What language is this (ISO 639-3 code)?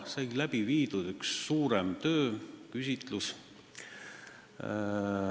est